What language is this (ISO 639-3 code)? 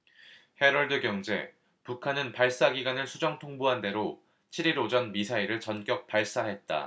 kor